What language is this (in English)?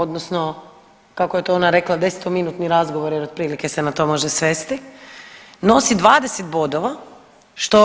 Croatian